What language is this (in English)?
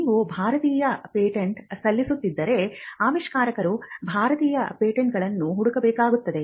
Kannada